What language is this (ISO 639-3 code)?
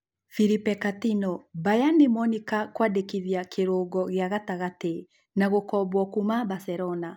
kik